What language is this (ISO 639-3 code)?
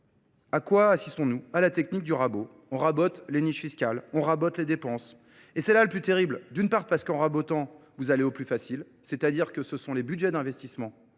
fra